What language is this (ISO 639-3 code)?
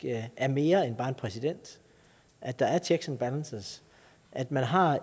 dan